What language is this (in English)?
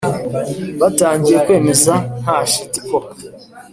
Kinyarwanda